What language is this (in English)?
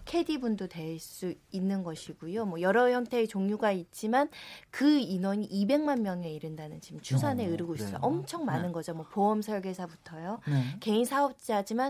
Korean